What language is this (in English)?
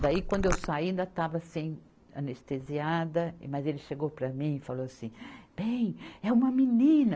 Portuguese